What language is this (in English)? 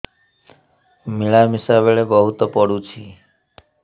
Odia